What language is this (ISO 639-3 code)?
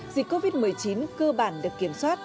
vie